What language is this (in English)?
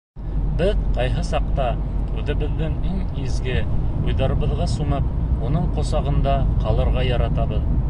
Bashkir